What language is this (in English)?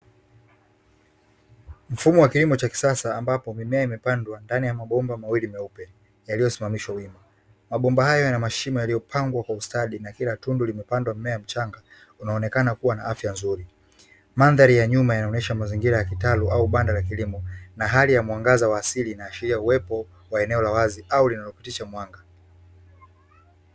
Swahili